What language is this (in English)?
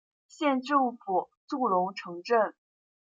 Chinese